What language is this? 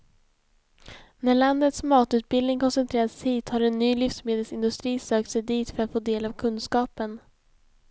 Swedish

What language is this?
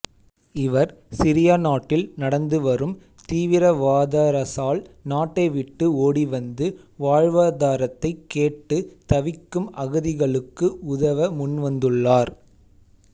Tamil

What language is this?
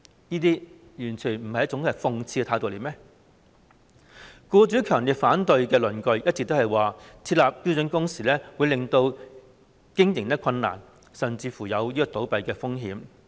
Cantonese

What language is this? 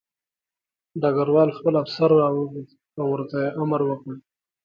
Pashto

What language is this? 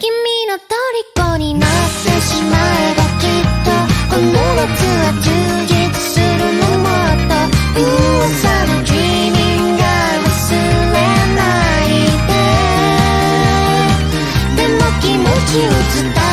Japanese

